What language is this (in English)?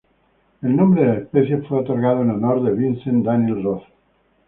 Spanish